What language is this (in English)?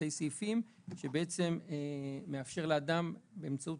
Hebrew